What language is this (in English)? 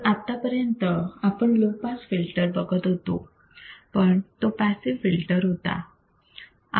Marathi